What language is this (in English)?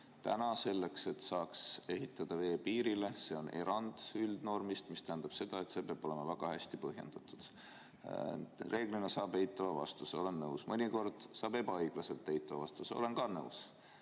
Estonian